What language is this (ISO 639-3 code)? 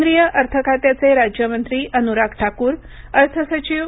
mar